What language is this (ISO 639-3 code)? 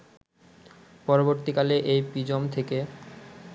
ben